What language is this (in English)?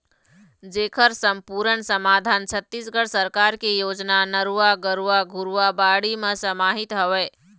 Chhattisgarhi